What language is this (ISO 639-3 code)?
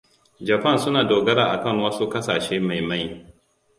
hau